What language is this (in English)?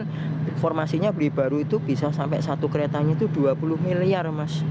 Indonesian